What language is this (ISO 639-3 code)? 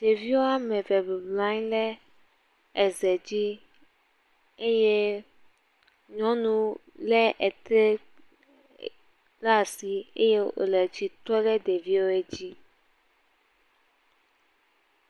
ewe